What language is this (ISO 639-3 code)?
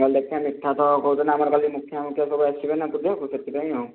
ori